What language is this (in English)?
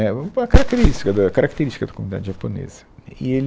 Portuguese